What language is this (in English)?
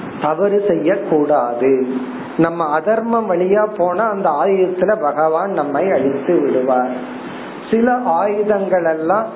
Tamil